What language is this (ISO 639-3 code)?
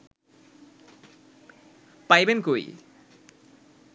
ben